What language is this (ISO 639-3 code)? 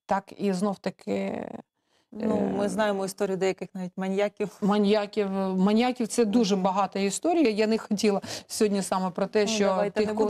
ukr